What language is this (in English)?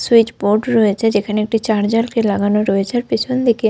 Bangla